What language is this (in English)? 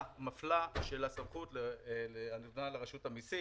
Hebrew